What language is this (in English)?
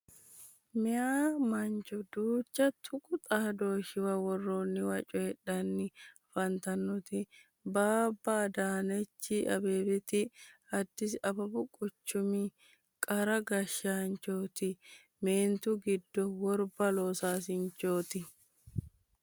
Sidamo